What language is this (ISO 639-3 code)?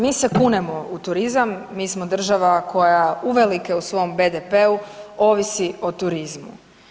hrv